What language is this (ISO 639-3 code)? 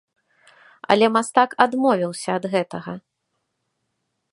bel